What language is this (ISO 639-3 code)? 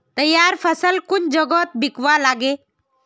mag